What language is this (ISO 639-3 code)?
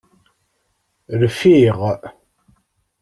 kab